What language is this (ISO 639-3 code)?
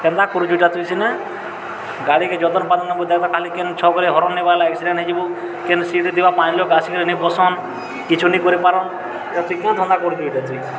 ori